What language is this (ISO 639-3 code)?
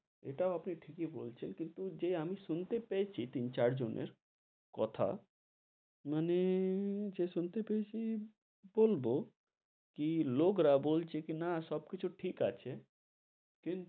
ben